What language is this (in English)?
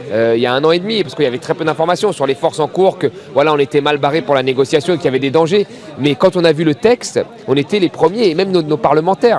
French